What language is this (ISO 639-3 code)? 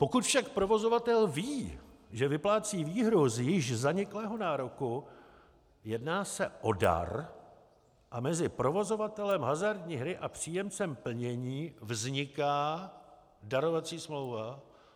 ces